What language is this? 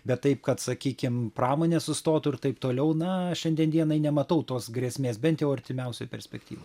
Lithuanian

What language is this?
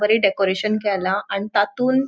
Konkani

